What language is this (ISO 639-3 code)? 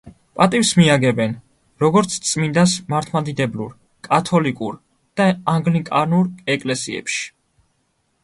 kat